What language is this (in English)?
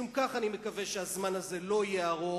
Hebrew